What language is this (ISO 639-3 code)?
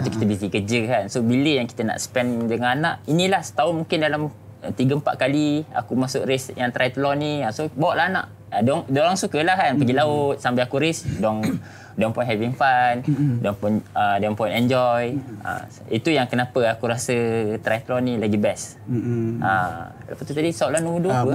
msa